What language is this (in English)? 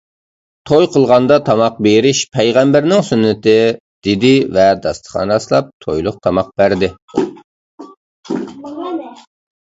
Uyghur